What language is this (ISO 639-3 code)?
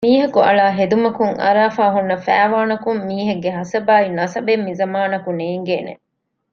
div